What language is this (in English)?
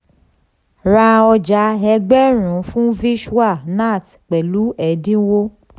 Yoruba